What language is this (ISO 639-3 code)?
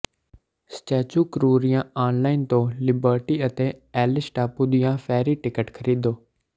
pan